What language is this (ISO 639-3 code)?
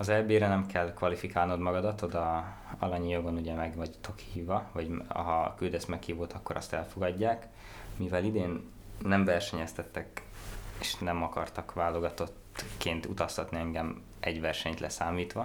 hun